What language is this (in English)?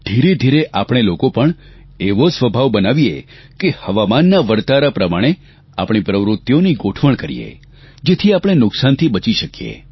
Gujarati